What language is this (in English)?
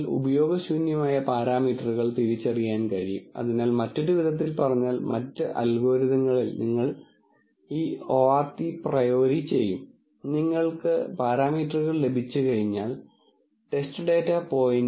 Malayalam